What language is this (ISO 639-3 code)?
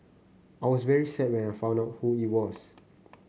eng